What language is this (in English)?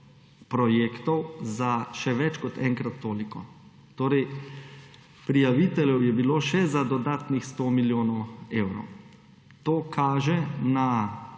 Slovenian